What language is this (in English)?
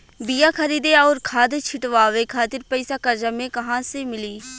Bhojpuri